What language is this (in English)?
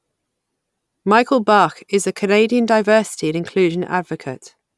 English